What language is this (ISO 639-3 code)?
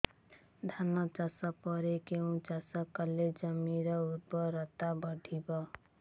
ori